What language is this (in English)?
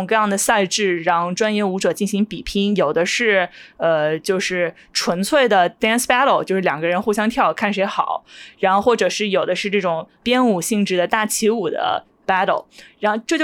Chinese